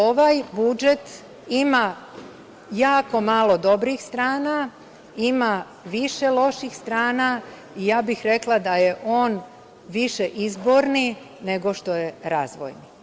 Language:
Serbian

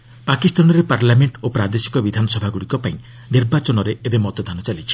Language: Odia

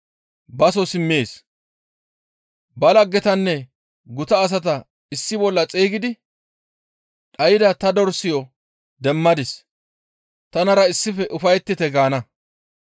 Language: Gamo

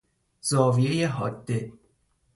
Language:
Persian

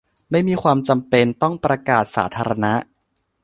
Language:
Thai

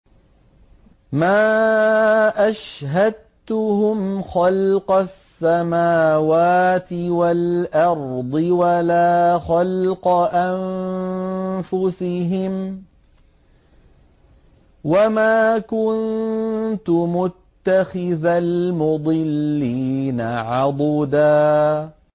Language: Arabic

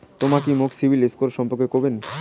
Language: Bangla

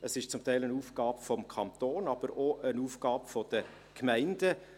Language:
Swiss German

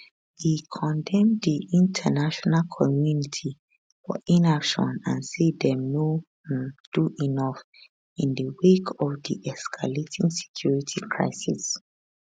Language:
Nigerian Pidgin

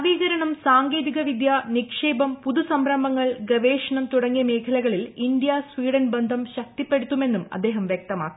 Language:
Malayalam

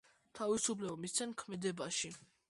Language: Georgian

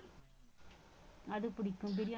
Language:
Tamil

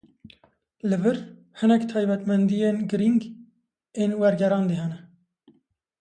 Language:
Kurdish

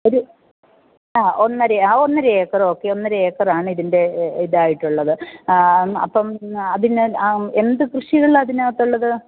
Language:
Malayalam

